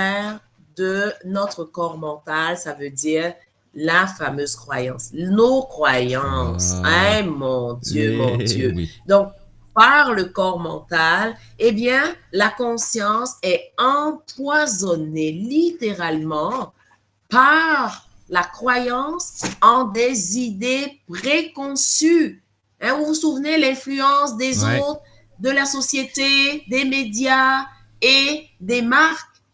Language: French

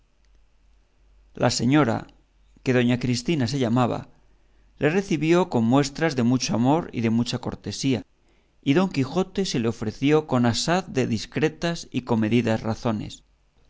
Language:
Spanish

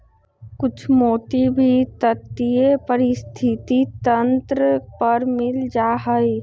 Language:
Magahi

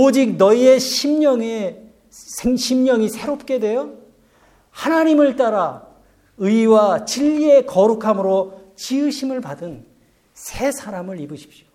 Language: Korean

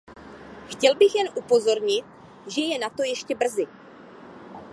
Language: Czech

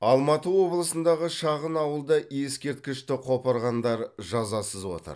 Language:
Kazakh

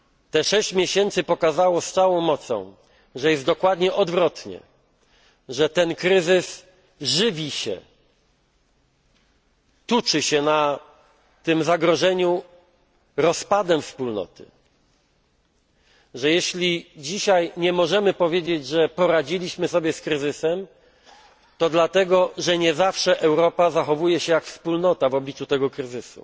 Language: Polish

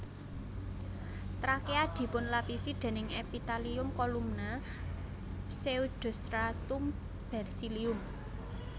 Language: Javanese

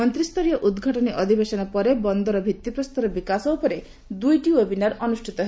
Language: Odia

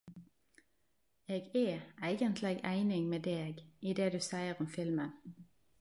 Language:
Norwegian Nynorsk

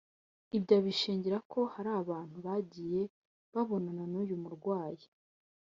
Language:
Kinyarwanda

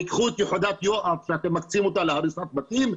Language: Hebrew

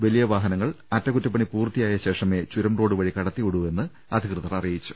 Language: Malayalam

